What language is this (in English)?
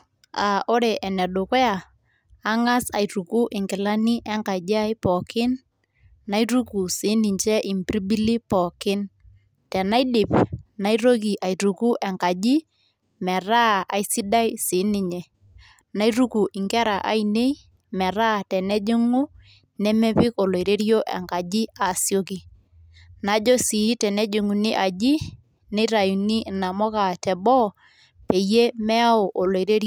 Masai